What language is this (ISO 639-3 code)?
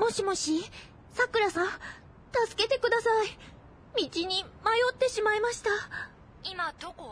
fas